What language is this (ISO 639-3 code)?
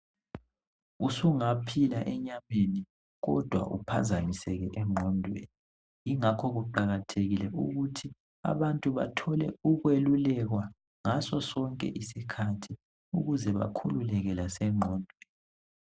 nde